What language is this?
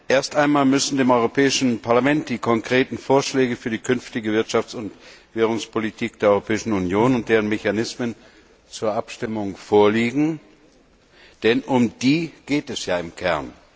German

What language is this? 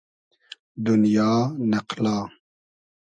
Hazaragi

